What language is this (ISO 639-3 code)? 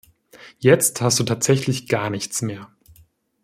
deu